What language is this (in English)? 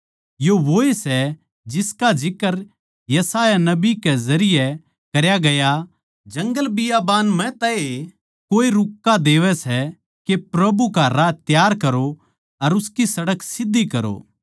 Haryanvi